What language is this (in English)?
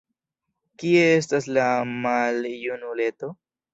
Esperanto